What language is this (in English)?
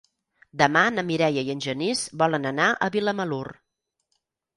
Catalan